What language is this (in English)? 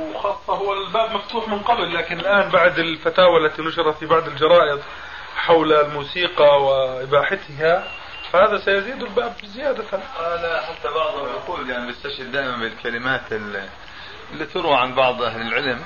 Arabic